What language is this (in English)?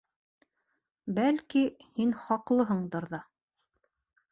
Bashkir